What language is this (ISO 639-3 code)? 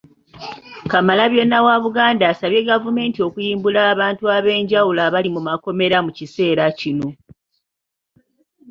lug